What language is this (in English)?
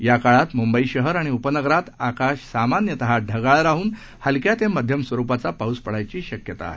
Marathi